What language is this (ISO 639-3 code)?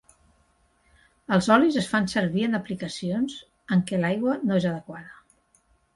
cat